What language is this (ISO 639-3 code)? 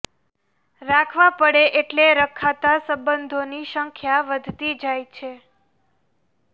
guj